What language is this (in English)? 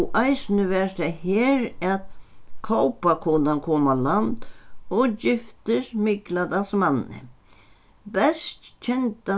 Faroese